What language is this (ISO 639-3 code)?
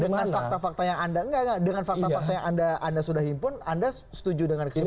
ind